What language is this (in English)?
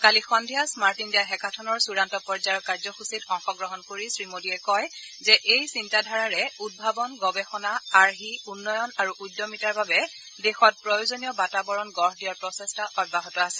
Assamese